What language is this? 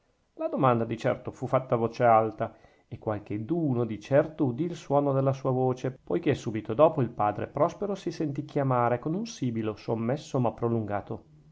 Italian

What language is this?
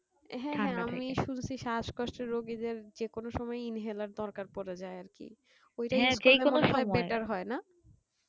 Bangla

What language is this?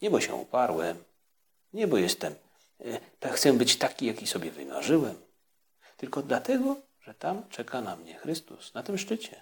Polish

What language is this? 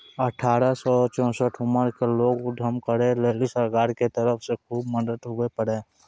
Maithili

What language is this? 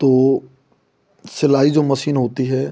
Hindi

